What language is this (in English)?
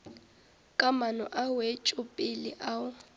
Northern Sotho